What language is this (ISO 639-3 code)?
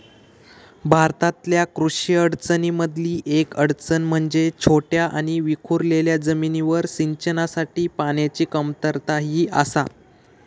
mar